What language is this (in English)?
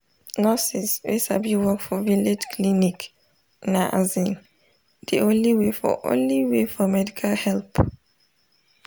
Nigerian Pidgin